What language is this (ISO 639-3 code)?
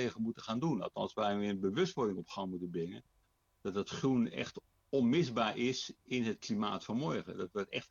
nld